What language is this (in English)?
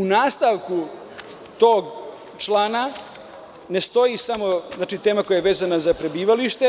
Serbian